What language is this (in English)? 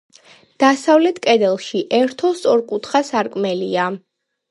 Georgian